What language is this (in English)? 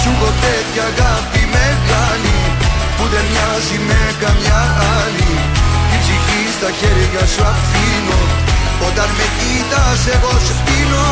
Greek